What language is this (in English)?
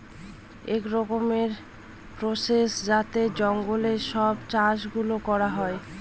Bangla